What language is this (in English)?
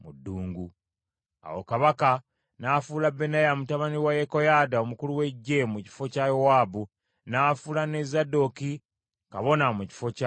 Ganda